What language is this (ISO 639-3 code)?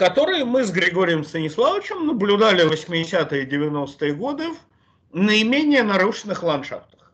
rus